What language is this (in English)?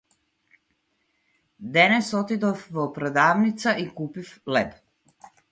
Macedonian